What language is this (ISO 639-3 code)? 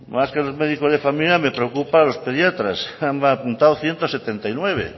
spa